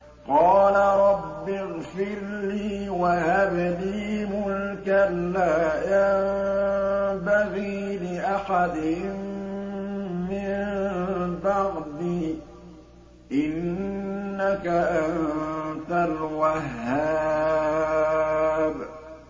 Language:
Arabic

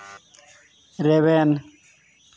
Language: Santali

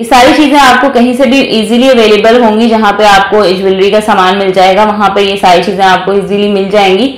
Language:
Hindi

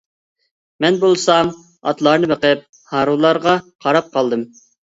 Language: Uyghur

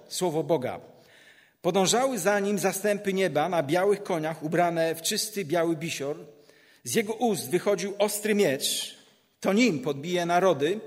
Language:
Polish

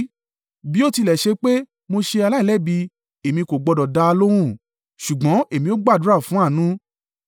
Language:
Yoruba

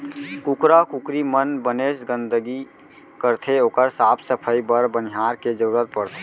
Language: Chhattisgarhi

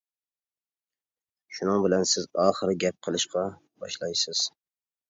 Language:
Uyghur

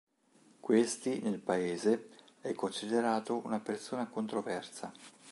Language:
Italian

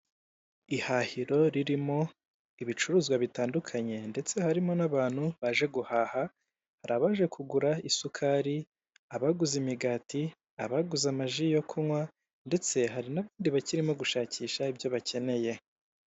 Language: Kinyarwanda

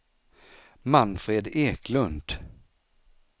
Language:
Swedish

